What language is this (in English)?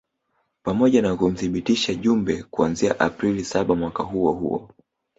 Swahili